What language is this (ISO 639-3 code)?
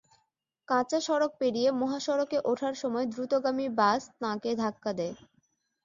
ben